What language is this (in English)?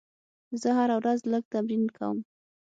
Pashto